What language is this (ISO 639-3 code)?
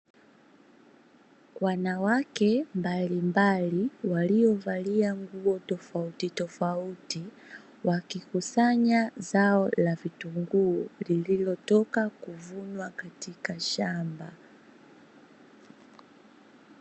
swa